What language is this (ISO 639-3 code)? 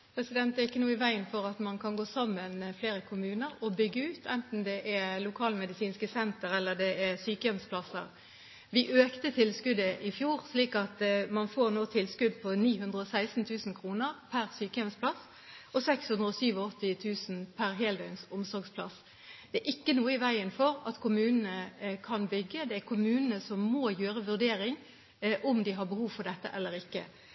nob